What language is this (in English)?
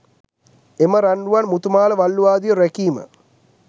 Sinhala